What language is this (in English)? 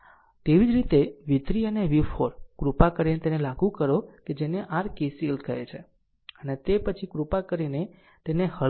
Gujarati